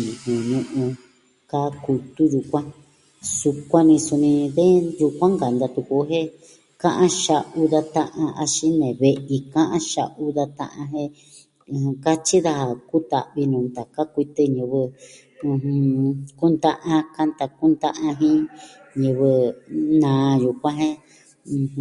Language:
Southwestern Tlaxiaco Mixtec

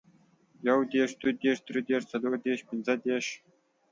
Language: Pashto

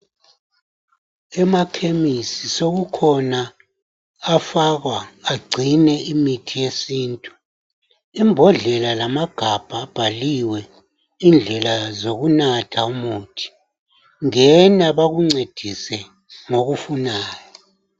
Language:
North Ndebele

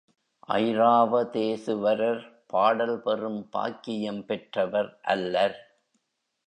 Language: Tamil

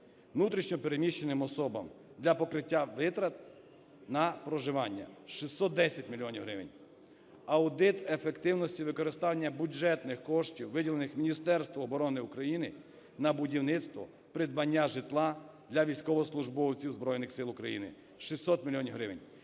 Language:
Ukrainian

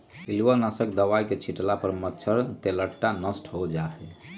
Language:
Magahi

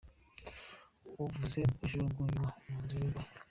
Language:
Kinyarwanda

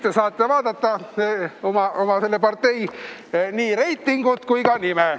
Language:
Estonian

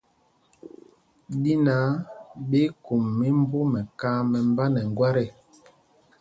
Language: Mpumpong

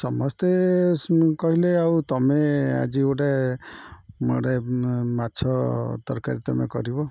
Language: Odia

